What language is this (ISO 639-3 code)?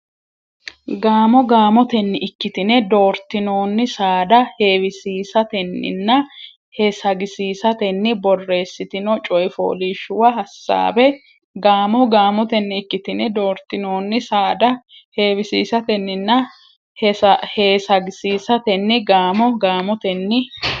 sid